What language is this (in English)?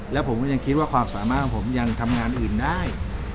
Thai